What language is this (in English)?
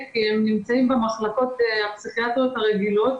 Hebrew